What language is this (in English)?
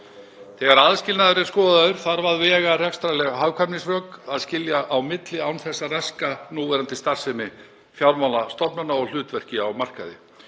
Icelandic